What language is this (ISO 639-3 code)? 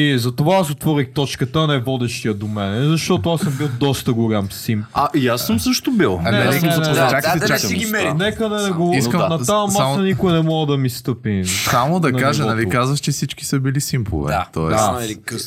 bul